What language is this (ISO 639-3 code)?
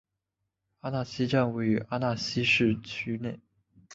zho